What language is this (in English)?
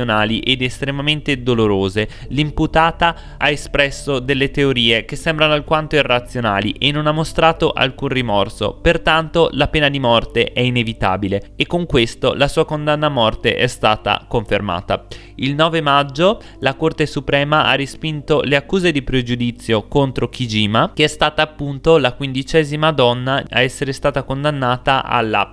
Italian